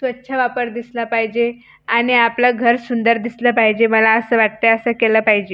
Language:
Marathi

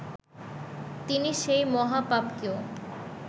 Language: Bangla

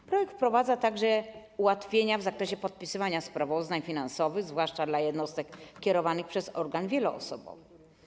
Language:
Polish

